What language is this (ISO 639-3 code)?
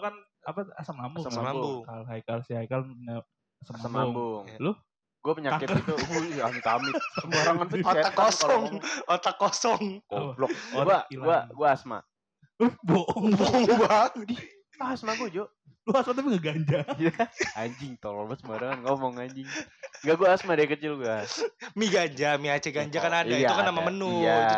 ind